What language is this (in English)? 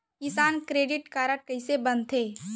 Chhattisgarhi